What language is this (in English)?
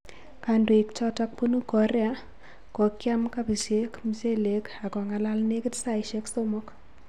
Kalenjin